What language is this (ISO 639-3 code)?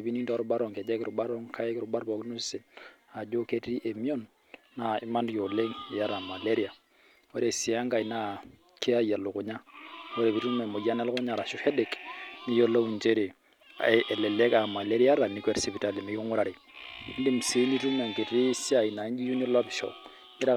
mas